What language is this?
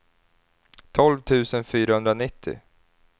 Swedish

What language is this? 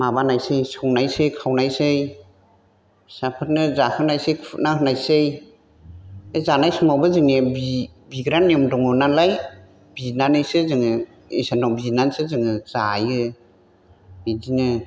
Bodo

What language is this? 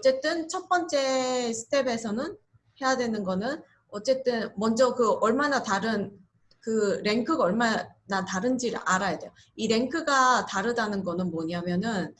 Korean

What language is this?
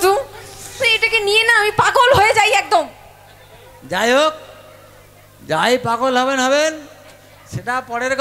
Bangla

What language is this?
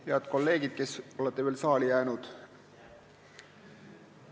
Estonian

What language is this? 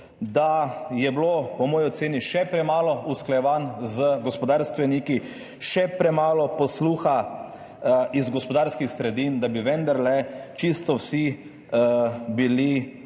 Slovenian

